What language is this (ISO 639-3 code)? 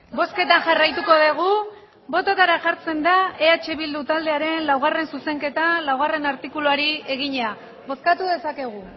eus